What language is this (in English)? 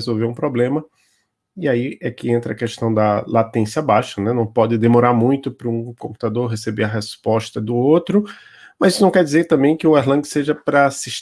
Portuguese